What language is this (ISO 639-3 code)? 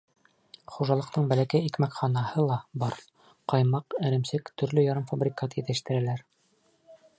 bak